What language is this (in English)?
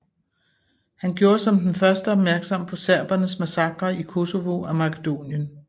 Danish